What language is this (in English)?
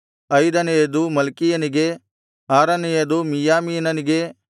Kannada